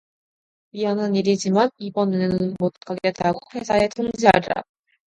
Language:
Korean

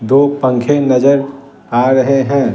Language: Hindi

